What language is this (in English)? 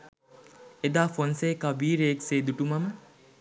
Sinhala